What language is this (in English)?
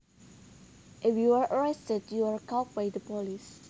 Javanese